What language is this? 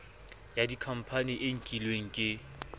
Southern Sotho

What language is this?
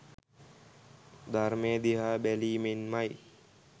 Sinhala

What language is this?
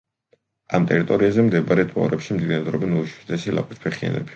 Georgian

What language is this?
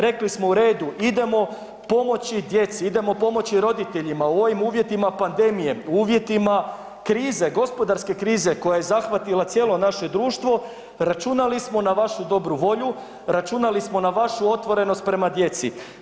Croatian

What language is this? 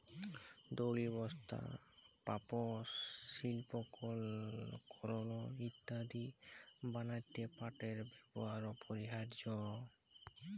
Bangla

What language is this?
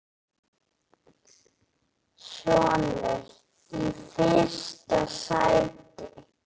Icelandic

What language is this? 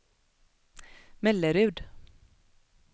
Swedish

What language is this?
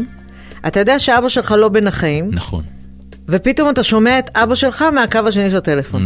Hebrew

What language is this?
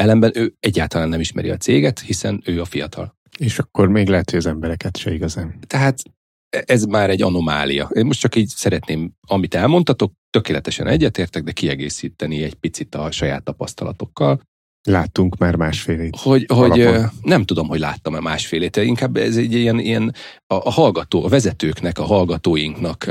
Hungarian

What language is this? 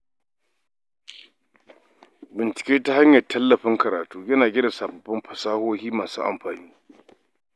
Hausa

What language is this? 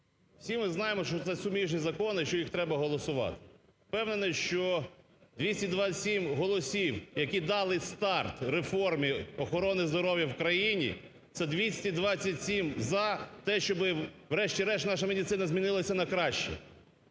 Ukrainian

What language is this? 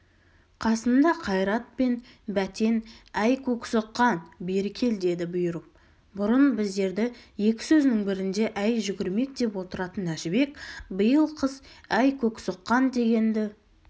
Kazakh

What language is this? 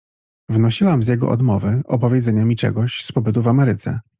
Polish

